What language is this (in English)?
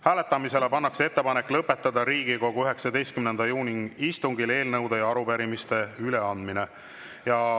Estonian